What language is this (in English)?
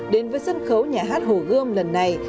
Vietnamese